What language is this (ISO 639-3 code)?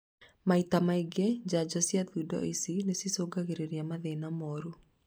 kik